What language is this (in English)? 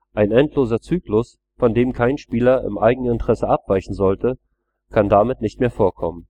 German